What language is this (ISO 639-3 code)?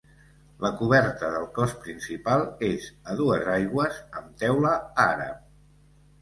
cat